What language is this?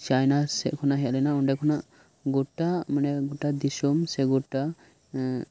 Santali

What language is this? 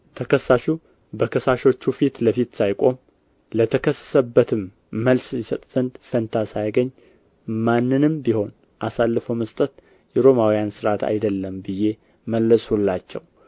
Amharic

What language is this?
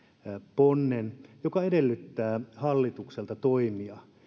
Finnish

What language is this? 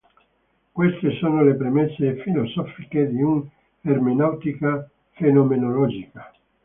Italian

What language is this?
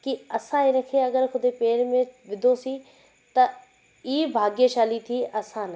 Sindhi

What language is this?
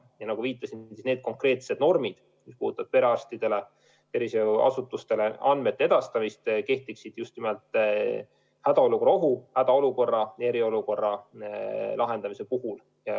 Estonian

